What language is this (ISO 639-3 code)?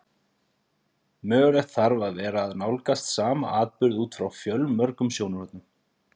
isl